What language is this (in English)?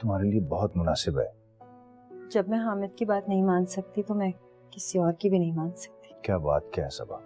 Hindi